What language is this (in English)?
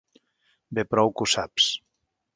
Catalan